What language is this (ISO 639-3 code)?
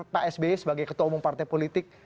ind